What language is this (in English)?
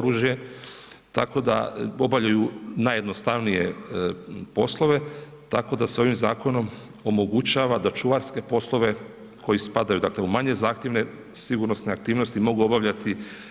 Croatian